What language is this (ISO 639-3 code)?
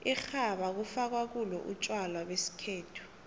nbl